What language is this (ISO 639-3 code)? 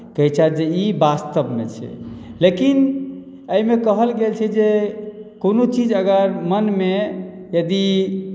mai